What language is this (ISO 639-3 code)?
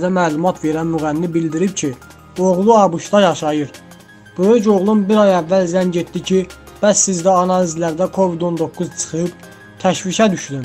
tur